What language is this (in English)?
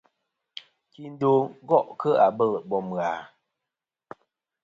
Kom